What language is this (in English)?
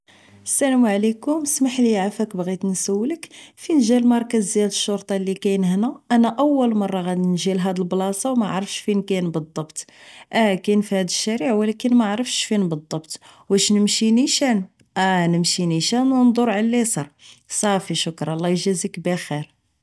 Moroccan Arabic